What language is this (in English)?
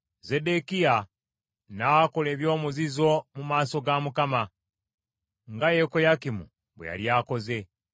Ganda